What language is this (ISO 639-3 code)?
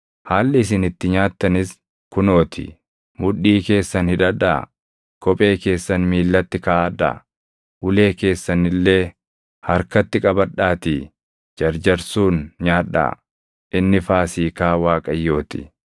orm